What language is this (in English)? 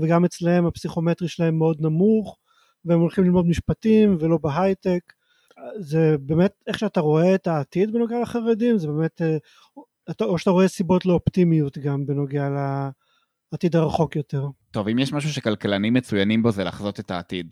Hebrew